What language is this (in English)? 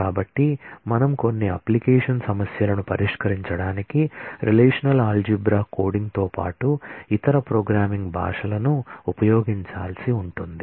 Telugu